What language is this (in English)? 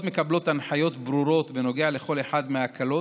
Hebrew